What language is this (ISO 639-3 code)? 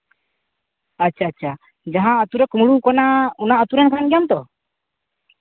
sat